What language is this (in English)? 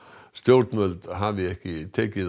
Icelandic